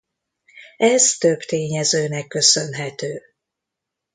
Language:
Hungarian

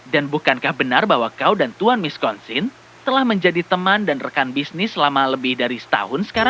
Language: Indonesian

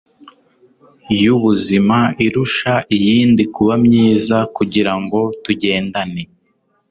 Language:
Kinyarwanda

